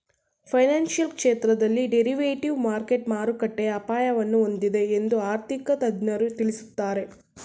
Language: Kannada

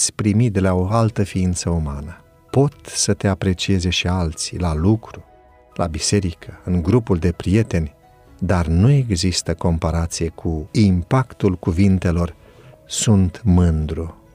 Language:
Romanian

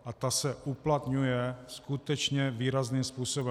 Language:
Czech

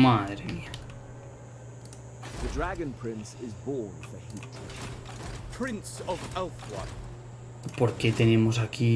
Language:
Spanish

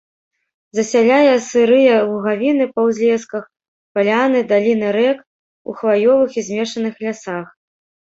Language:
Belarusian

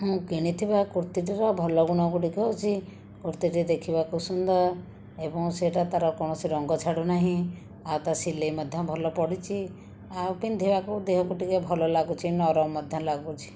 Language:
Odia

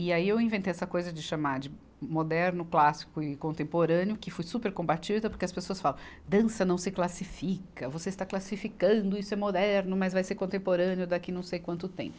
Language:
Portuguese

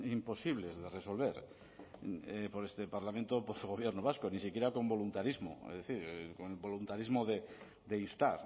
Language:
Spanish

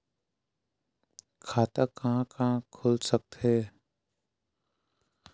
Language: Chhattisgarhi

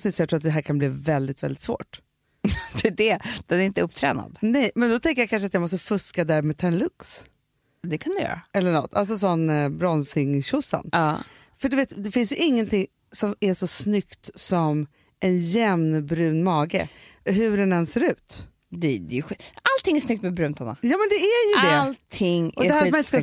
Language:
Swedish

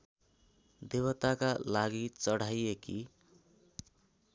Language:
Nepali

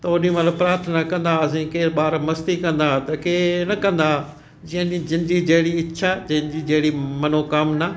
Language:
Sindhi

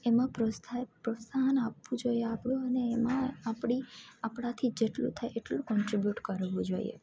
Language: Gujarati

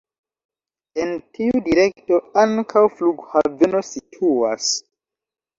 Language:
Esperanto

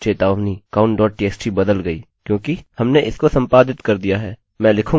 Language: Hindi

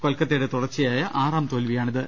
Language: Malayalam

